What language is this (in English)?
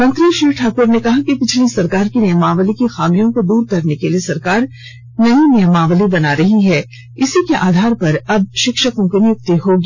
Hindi